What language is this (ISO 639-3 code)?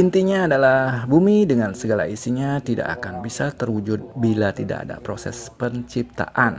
ind